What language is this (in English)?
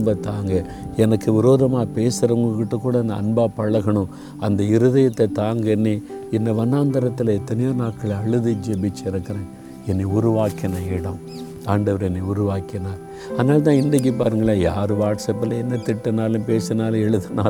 Tamil